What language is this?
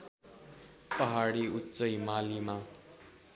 Nepali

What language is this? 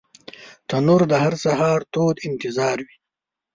Pashto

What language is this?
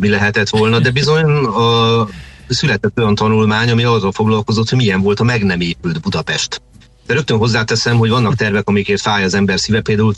Hungarian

